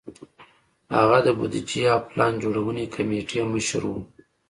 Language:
Pashto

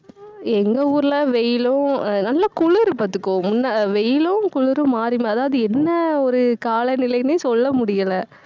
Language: Tamil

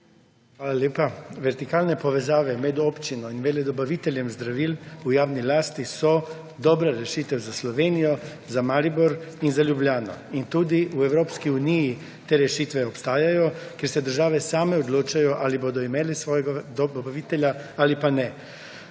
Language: Slovenian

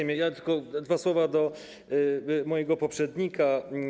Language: Polish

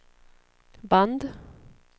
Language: Swedish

